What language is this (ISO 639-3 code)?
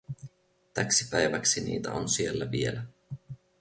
fin